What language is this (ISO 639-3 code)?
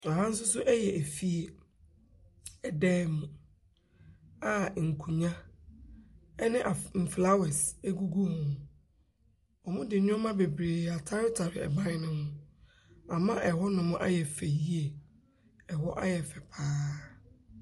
aka